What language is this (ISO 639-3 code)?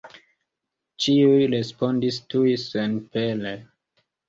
epo